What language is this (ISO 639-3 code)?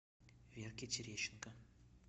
rus